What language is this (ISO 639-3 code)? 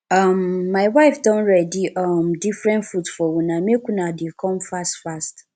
pcm